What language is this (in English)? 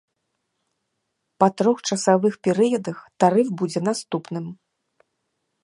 Belarusian